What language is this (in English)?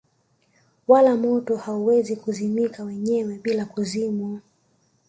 Swahili